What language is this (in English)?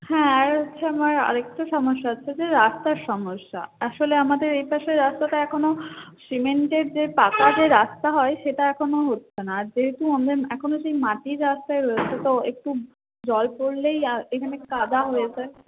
Bangla